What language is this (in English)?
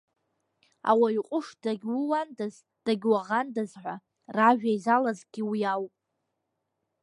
Abkhazian